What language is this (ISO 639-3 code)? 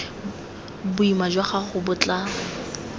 tsn